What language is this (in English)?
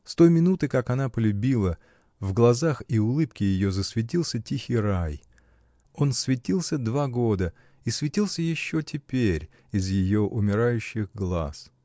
Russian